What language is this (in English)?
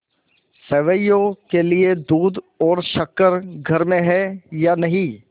Hindi